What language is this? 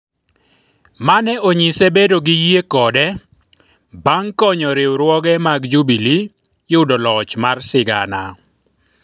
Luo (Kenya and Tanzania)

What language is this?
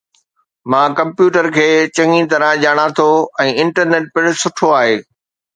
Sindhi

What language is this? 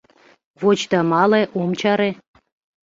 Mari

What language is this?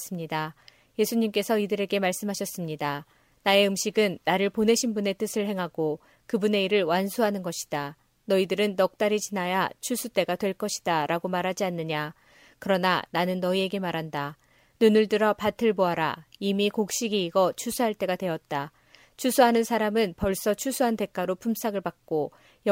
Korean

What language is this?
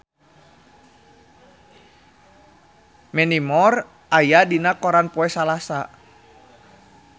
Sundanese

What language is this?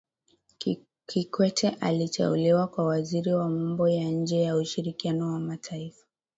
Swahili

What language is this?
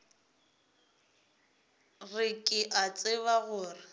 Northern Sotho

